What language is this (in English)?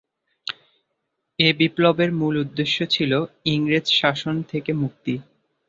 Bangla